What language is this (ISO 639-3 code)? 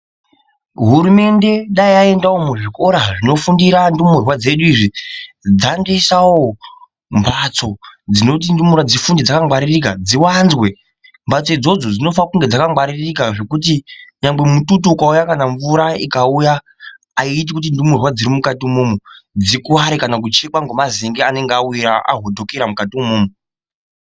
ndc